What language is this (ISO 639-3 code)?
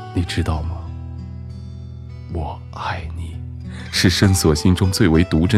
zho